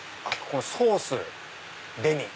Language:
Japanese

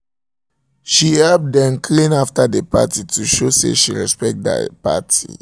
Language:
Nigerian Pidgin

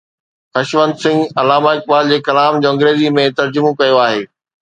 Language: Sindhi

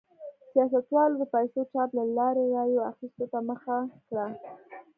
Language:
Pashto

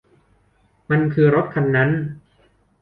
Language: Thai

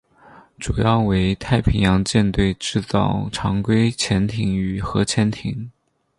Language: Chinese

